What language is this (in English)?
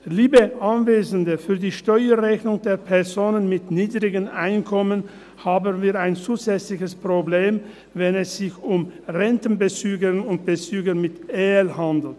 Swiss German